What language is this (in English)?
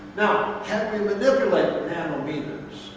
English